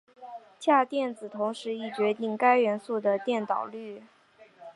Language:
Chinese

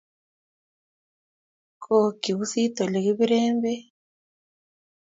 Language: Kalenjin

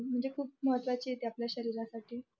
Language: Marathi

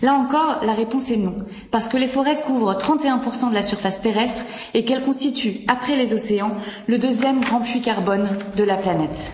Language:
French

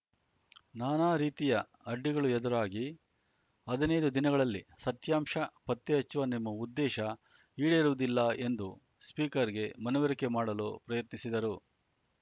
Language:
Kannada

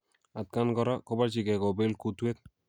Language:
Kalenjin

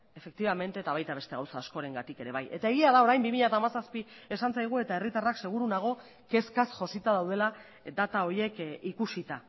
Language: Basque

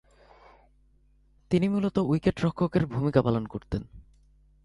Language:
Bangla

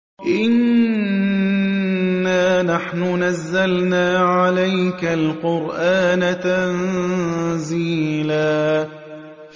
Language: Arabic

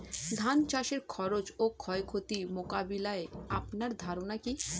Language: Bangla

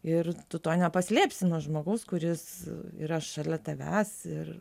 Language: Lithuanian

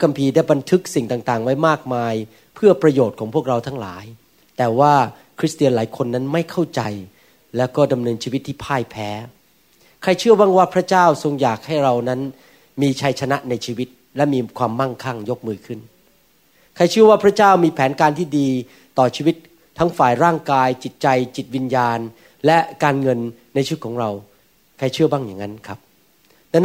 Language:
Thai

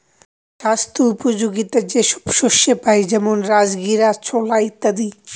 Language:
Bangla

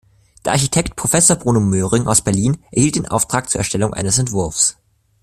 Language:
German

